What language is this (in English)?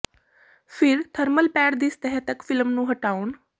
Punjabi